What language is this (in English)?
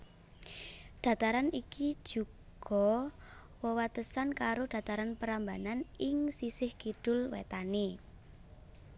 Javanese